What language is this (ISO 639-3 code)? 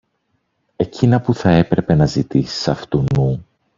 ell